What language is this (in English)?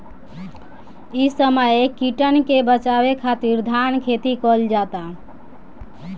Bhojpuri